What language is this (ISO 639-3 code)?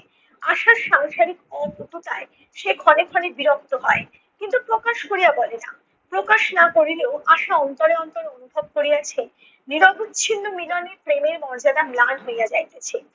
ben